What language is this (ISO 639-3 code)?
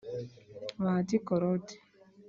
kin